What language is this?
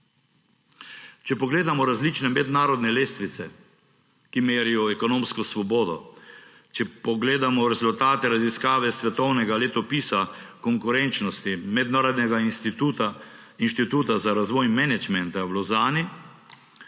Slovenian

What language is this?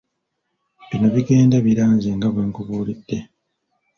Ganda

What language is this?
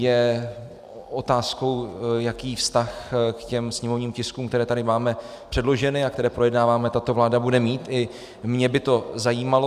Czech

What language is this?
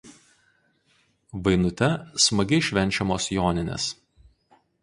Lithuanian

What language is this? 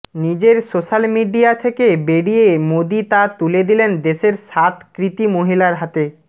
Bangla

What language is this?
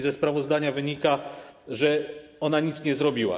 Polish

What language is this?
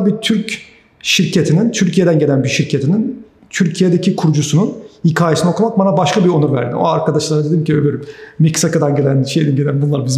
Turkish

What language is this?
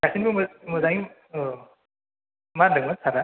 Bodo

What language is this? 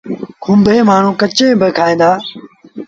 Sindhi Bhil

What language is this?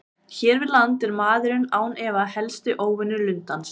Icelandic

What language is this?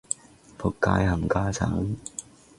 Cantonese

